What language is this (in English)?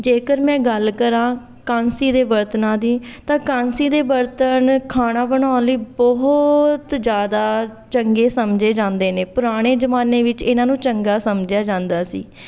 Punjabi